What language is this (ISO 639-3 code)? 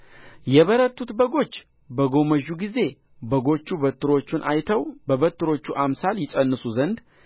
amh